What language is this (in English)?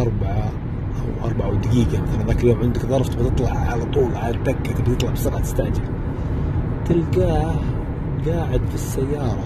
Arabic